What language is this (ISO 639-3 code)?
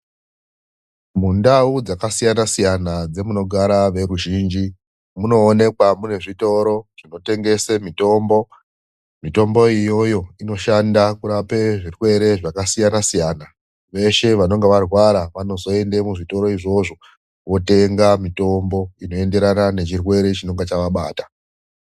ndc